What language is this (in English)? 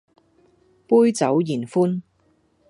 Cantonese